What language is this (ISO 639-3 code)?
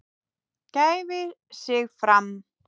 isl